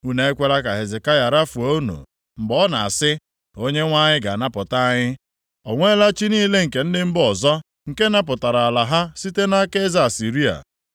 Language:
Igbo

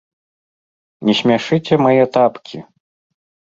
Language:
Belarusian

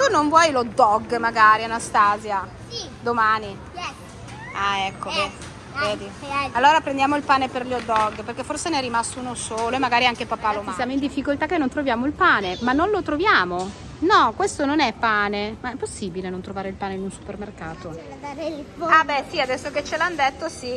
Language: Italian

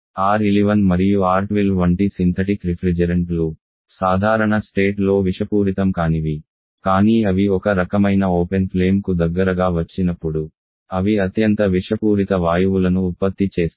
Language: Telugu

